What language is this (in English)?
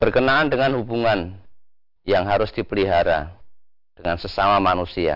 Indonesian